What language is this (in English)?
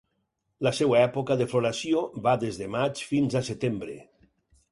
Catalan